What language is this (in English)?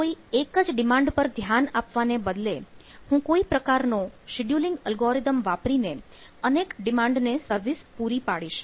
Gujarati